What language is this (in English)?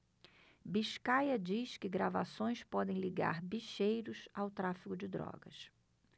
Portuguese